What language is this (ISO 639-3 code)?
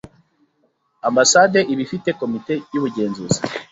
kin